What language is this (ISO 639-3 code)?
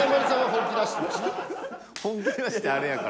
jpn